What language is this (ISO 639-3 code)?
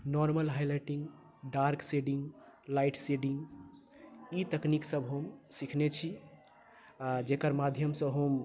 mai